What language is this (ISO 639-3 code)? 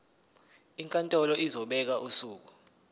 zul